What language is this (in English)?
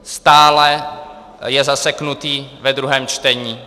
Czech